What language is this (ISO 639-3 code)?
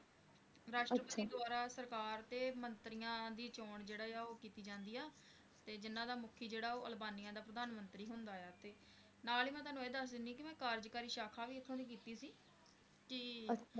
pan